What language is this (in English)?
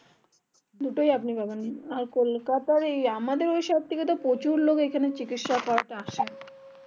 Bangla